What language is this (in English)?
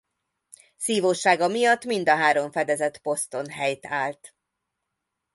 Hungarian